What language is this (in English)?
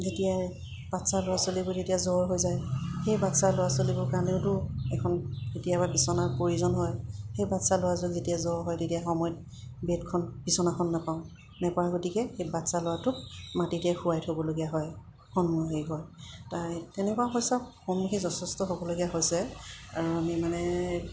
Assamese